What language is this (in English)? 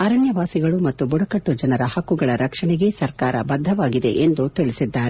Kannada